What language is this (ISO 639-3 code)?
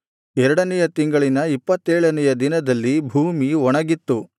kan